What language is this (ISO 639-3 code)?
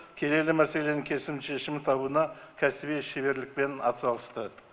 kaz